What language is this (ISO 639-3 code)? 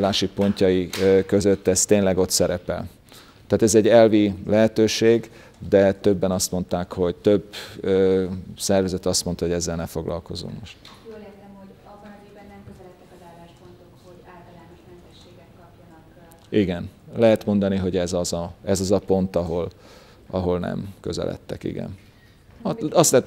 hun